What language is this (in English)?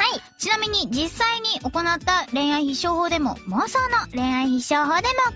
Japanese